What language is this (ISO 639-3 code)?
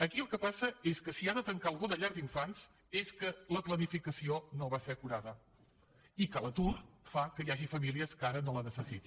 cat